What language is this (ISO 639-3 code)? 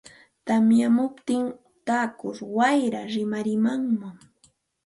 qxt